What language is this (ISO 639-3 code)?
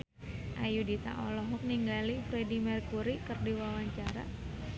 sun